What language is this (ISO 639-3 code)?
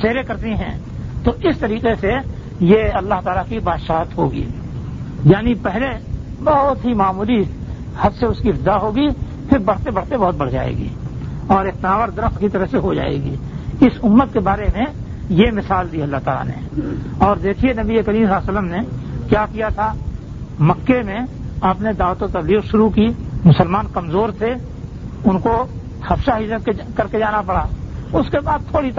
urd